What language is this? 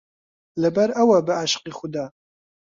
Central Kurdish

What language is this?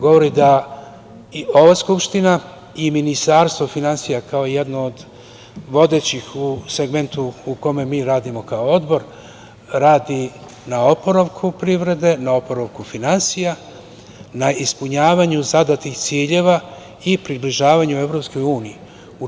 Serbian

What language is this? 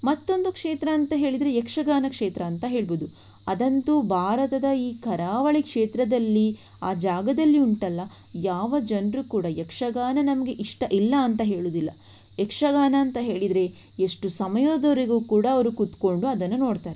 Kannada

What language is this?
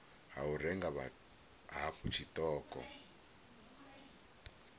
Venda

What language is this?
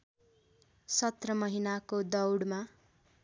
Nepali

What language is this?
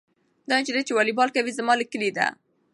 Pashto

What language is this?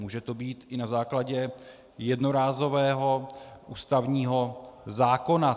Czech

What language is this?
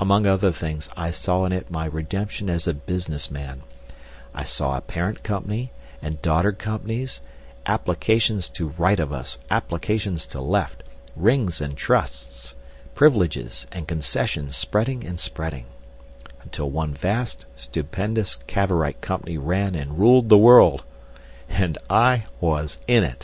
English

